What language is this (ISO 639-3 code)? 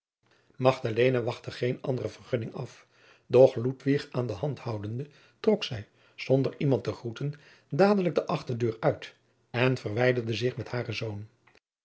nld